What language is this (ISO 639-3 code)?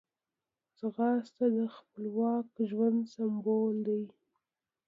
pus